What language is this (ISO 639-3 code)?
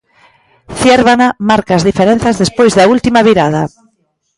glg